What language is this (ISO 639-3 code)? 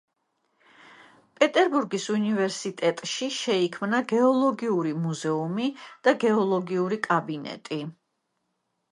kat